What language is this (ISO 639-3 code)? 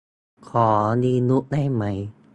tha